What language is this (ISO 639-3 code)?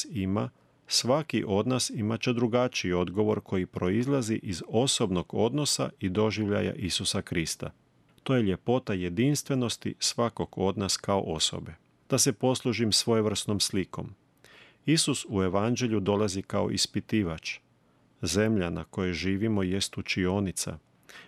hrv